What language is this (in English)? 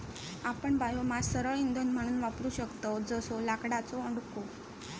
Marathi